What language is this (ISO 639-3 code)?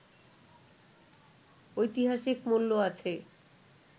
ben